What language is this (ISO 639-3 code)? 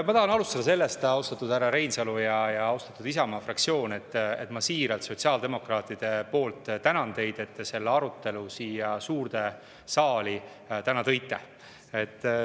est